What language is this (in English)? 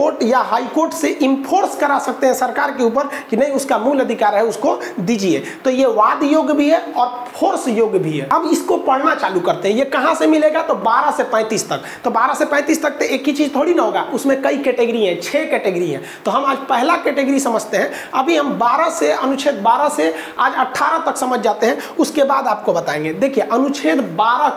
Hindi